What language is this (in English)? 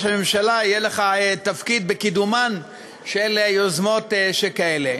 Hebrew